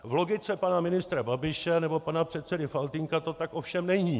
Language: Czech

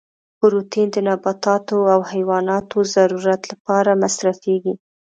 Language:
Pashto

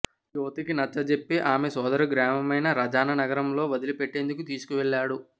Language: Telugu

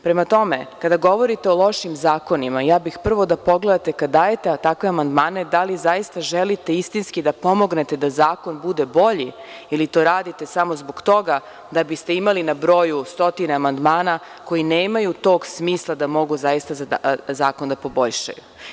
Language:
Serbian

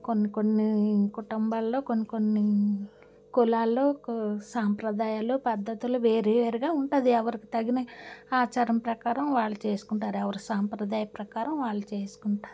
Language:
Telugu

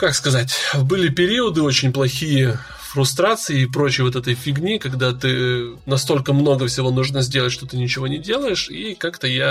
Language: Russian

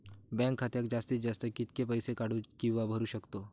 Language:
Marathi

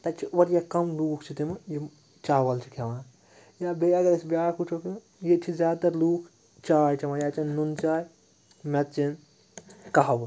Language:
Kashmiri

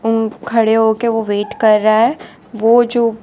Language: Hindi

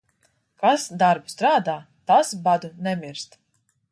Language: Latvian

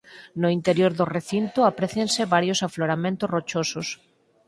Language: Galician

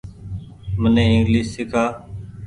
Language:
Goaria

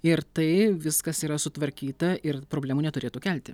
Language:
Lithuanian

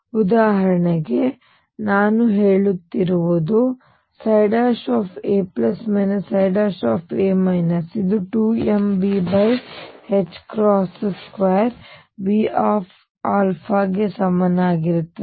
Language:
Kannada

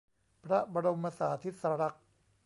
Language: Thai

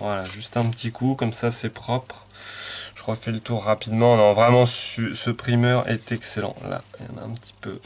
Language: French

